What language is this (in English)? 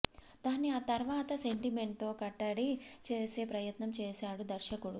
Telugu